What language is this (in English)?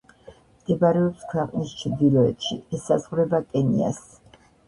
Georgian